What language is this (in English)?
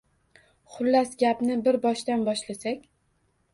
Uzbek